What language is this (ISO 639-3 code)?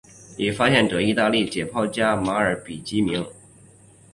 zho